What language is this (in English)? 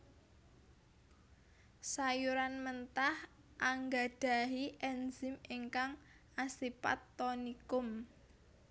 Javanese